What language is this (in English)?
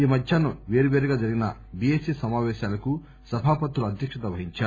Telugu